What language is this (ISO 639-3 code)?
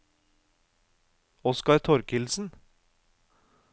nor